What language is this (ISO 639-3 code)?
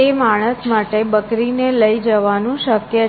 guj